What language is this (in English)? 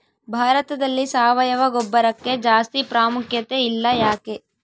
Kannada